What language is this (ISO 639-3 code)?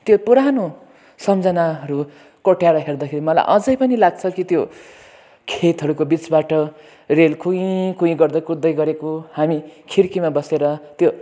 nep